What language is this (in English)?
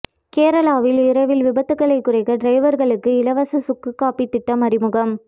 Tamil